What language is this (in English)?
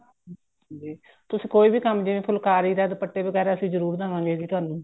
Punjabi